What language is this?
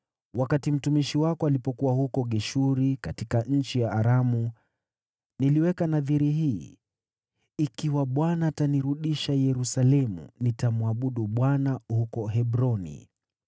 Swahili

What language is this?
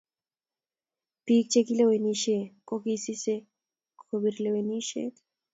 Kalenjin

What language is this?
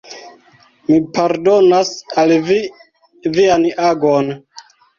Esperanto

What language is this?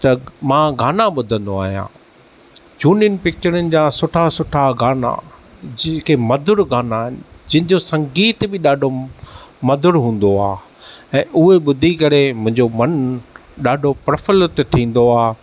Sindhi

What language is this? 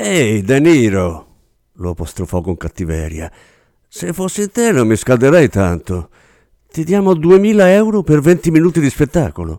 Italian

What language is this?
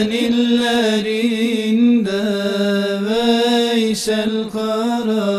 Arabic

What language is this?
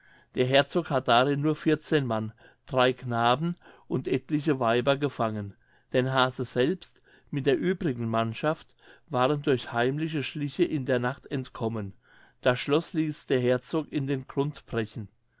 German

